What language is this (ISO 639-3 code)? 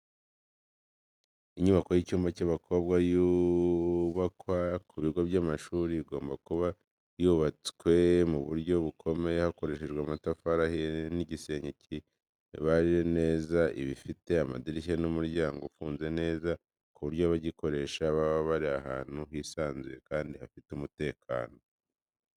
kin